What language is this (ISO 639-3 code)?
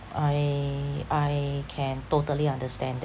eng